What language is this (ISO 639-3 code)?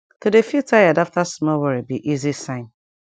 pcm